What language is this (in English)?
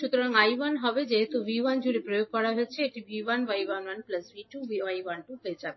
Bangla